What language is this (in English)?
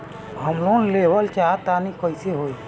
Bhojpuri